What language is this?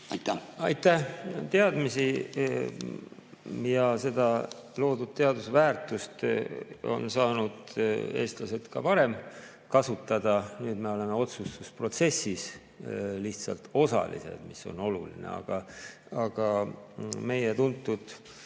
Estonian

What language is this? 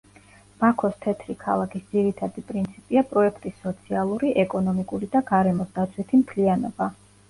Georgian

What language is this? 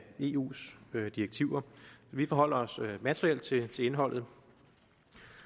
Danish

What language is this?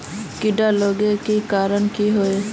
Magahi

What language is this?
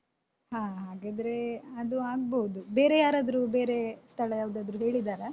Kannada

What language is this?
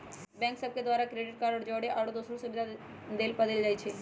Magahi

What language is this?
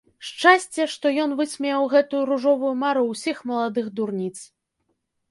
Belarusian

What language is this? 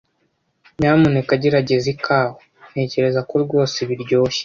Kinyarwanda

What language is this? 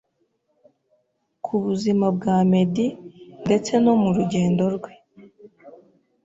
Kinyarwanda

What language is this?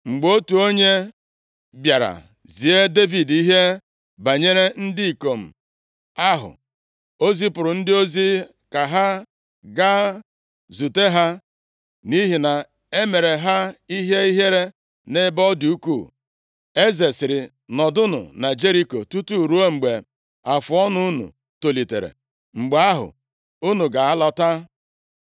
Igbo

